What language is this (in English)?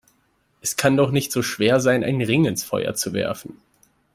German